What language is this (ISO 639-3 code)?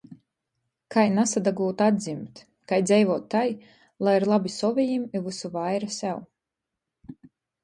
ltg